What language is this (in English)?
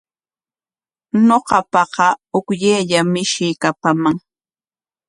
Corongo Ancash Quechua